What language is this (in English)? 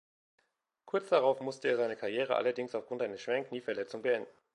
German